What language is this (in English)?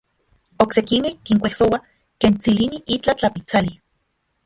Central Puebla Nahuatl